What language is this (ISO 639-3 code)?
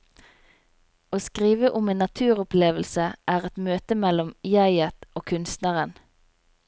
nor